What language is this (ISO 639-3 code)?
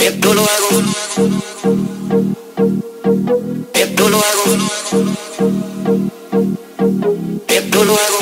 spa